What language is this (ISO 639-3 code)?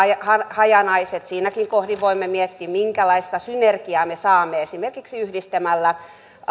fin